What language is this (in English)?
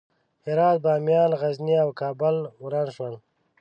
Pashto